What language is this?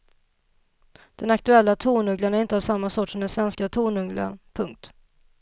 Swedish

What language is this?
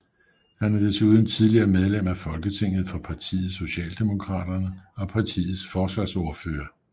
Danish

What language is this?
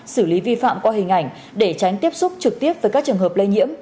Vietnamese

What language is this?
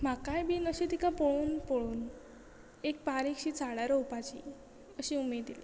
Konkani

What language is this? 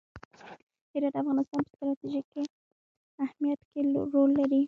Pashto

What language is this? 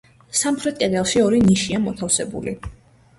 Georgian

